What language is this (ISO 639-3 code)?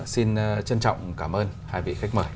vie